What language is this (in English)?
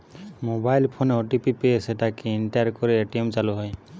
Bangla